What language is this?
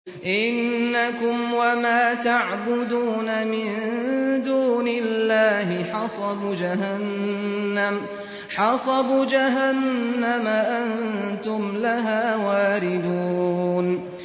Arabic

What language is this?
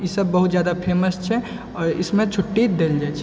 Maithili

